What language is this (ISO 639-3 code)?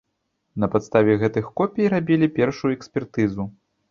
bel